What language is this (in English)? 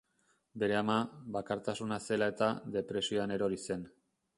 Basque